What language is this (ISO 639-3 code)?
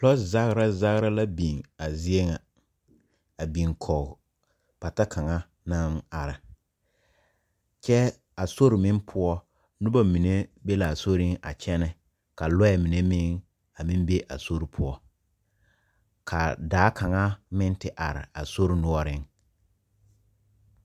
dga